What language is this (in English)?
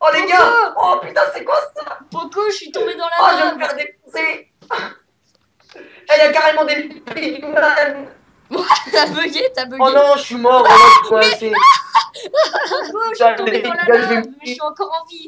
French